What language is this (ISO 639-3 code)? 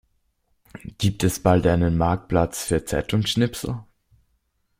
deu